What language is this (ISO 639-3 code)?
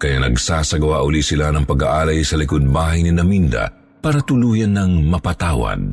fil